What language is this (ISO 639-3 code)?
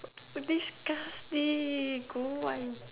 eng